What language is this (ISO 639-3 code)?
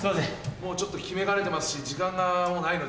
jpn